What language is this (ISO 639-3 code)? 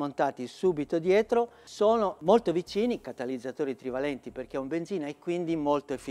ita